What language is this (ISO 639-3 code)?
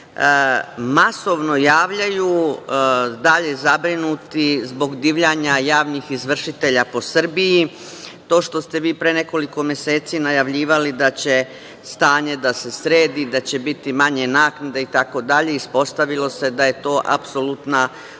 srp